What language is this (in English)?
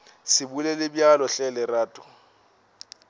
Northern Sotho